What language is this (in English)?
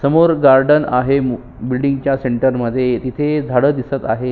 Marathi